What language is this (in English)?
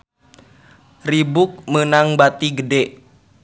Sundanese